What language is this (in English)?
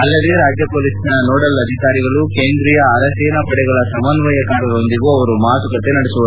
Kannada